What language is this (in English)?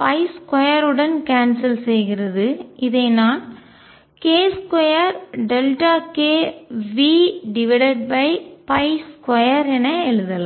Tamil